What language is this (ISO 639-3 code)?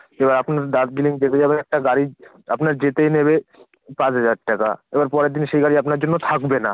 ben